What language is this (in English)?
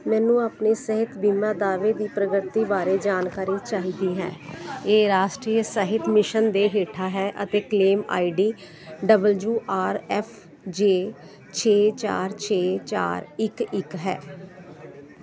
Punjabi